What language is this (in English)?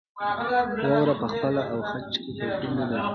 Pashto